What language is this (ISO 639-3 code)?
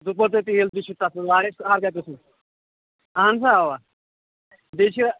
kas